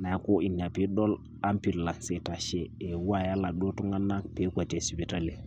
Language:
Masai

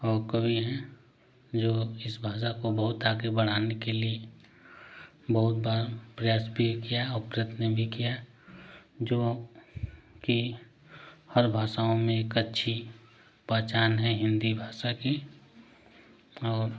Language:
Hindi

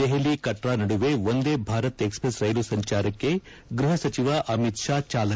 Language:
Kannada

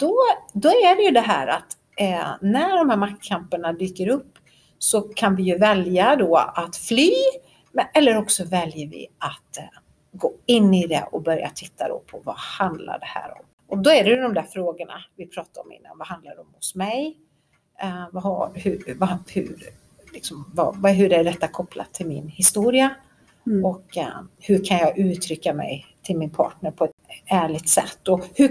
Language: Swedish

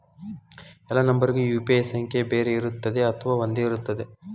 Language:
Kannada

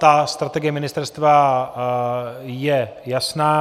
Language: Czech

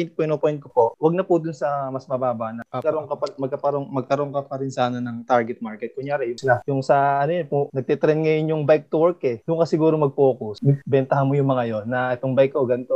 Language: Filipino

